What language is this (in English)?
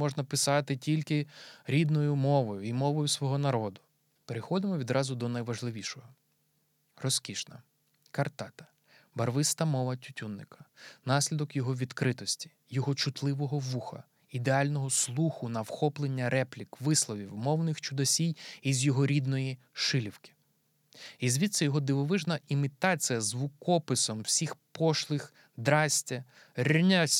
Ukrainian